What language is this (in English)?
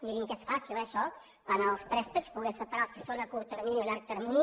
Catalan